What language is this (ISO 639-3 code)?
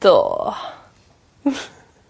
cym